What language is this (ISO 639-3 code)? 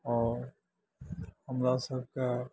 mai